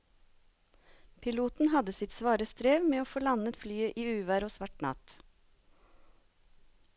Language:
Norwegian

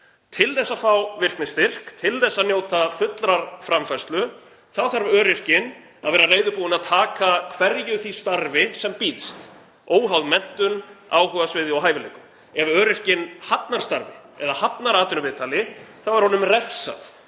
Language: Icelandic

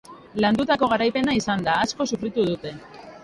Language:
Basque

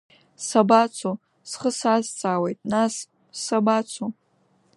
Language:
Abkhazian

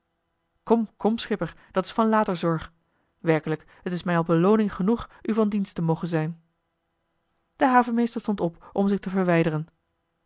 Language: Dutch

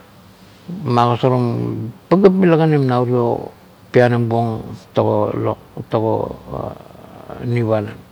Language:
Kuot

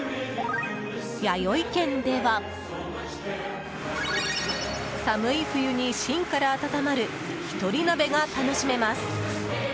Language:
Japanese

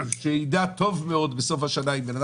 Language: Hebrew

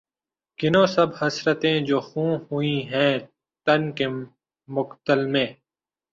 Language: Urdu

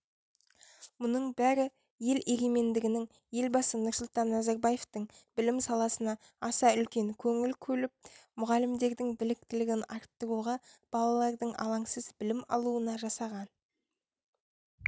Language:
Kazakh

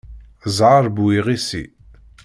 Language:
Kabyle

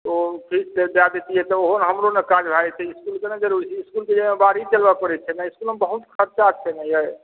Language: Maithili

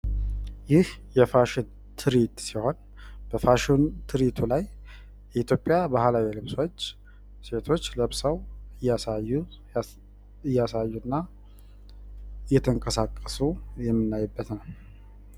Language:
Amharic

